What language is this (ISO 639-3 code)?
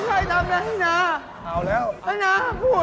tha